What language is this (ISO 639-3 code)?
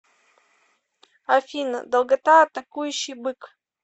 rus